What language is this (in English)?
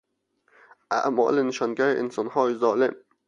Persian